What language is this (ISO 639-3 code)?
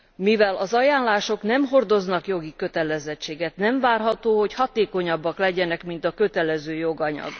hun